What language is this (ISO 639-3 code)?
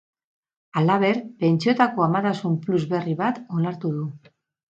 eus